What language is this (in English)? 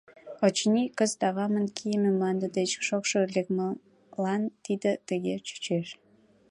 Mari